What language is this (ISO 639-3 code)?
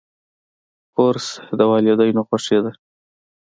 pus